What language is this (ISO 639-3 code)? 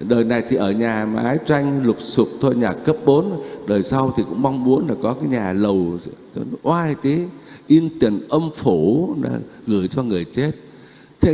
vie